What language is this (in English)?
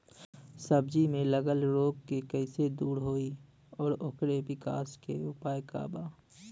Bhojpuri